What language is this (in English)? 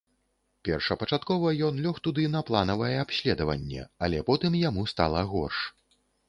Belarusian